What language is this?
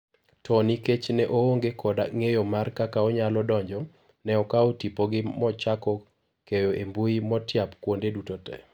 Luo (Kenya and Tanzania)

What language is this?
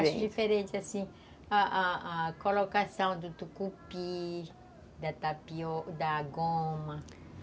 Portuguese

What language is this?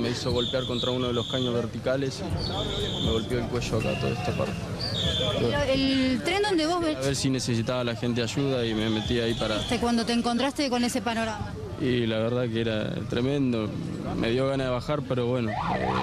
Spanish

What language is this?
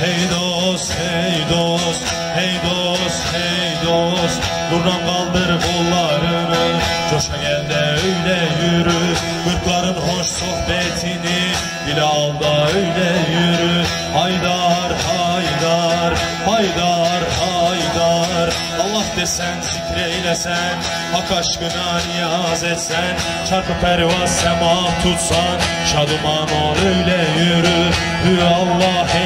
Turkish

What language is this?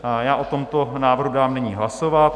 Czech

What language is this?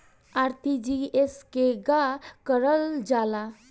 Bhojpuri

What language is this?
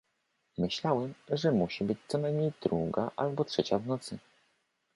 Polish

